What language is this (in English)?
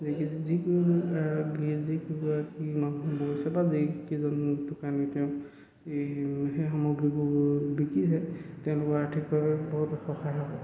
Assamese